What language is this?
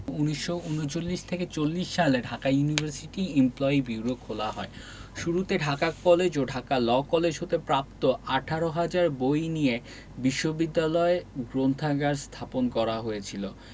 Bangla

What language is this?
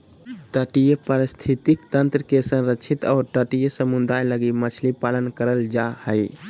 Magahi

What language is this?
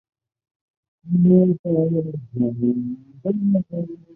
Chinese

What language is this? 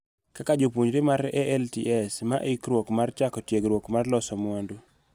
Luo (Kenya and Tanzania)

